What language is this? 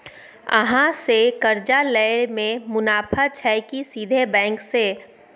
Maithili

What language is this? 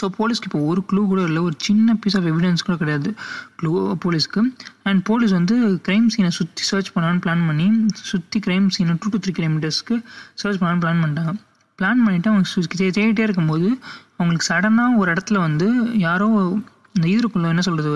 Tamil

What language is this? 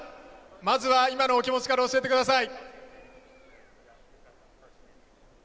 Japanese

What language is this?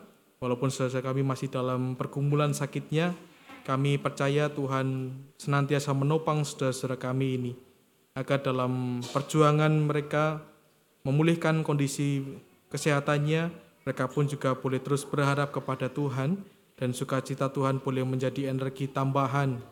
Indonesian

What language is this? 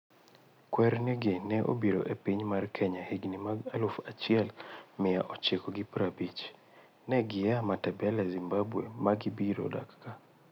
Luo (Kenya and Tanzania)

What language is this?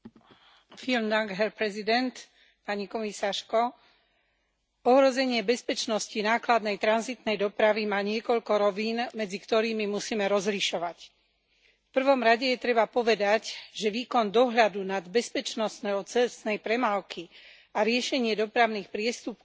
Slovak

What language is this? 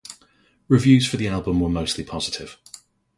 English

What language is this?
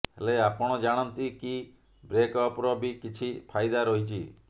Odia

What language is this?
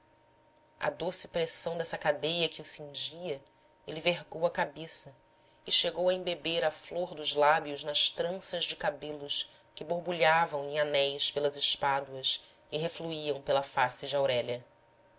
Portuguese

